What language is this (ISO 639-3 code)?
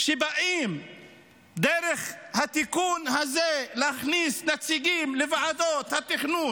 heb